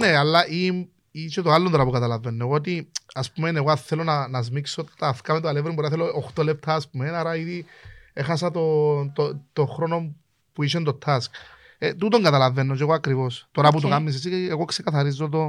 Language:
Greek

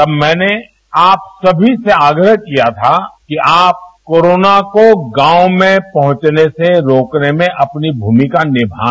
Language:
Hindi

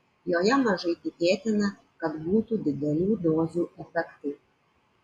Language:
Lithuanian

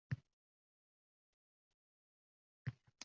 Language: Uzbek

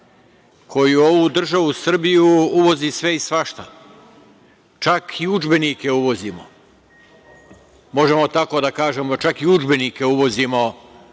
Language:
Serbian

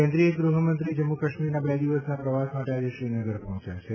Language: Gujarati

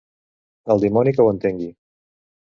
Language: Catalan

